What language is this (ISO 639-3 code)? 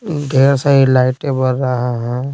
hin